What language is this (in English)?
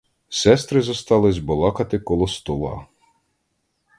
Ukrainian